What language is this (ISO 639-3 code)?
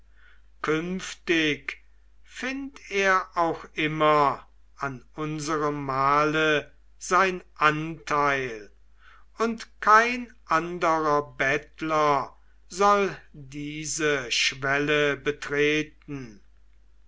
deu